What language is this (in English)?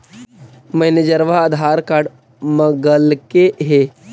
Magahi